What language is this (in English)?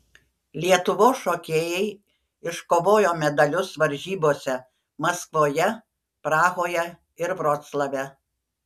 Lithuanian